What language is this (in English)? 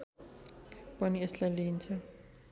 Nepali